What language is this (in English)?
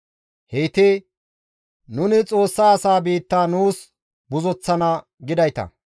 Gamo